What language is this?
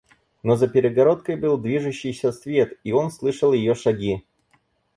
Russian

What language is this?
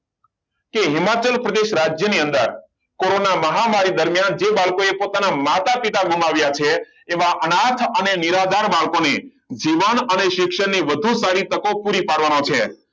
Gujarati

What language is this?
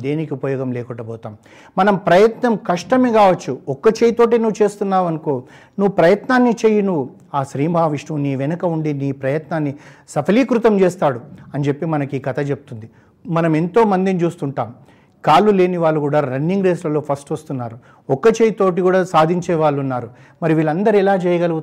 Telugu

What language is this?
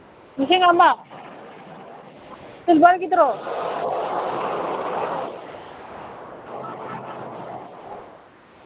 Manipuri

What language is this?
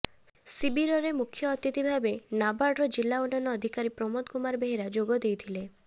Odia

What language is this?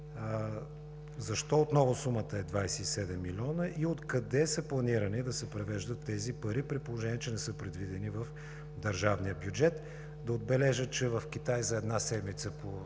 Bulgarian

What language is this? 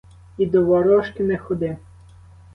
Ukrainian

